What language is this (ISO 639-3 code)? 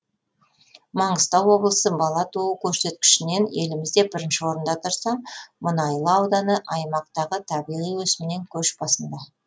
kaz